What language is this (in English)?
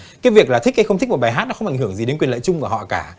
Vietnamese